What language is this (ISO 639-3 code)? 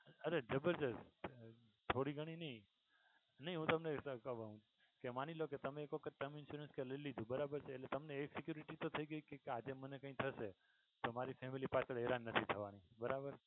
guj